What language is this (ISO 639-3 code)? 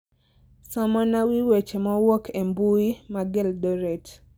luo